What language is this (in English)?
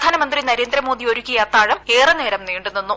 Malayalam